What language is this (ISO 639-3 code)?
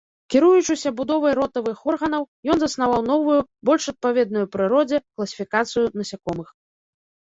bel